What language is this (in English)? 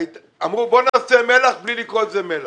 Hebrew